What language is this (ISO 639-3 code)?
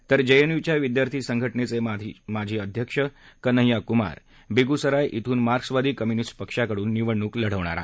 mar